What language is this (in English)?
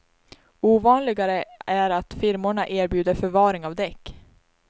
Swedish